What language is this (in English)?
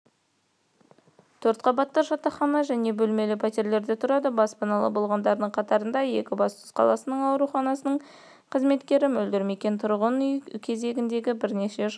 Kazakh